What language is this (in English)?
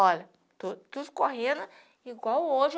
Portuguese